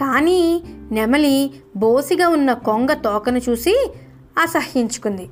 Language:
Telugu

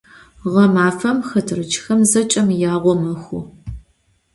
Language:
Adyghe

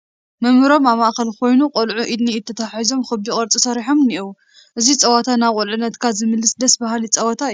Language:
Tigrinya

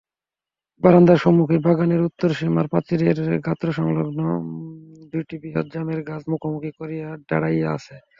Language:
Bangla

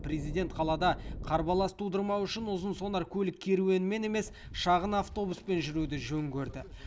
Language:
Kazakh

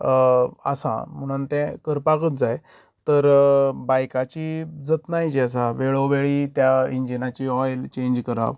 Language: Konkani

